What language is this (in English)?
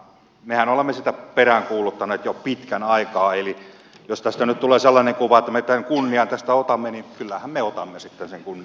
Finnish